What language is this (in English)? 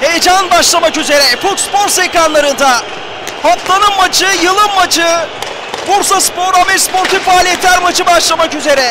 Turkish